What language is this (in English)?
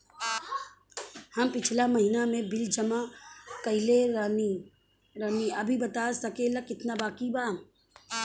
Bhojpuri